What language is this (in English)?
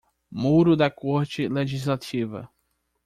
Portuguese